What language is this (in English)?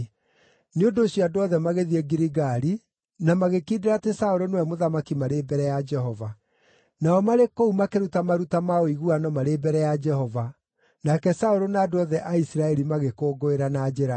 Kikuyu